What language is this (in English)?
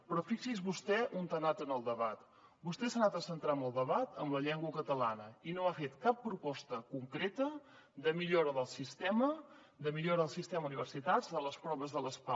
Catalan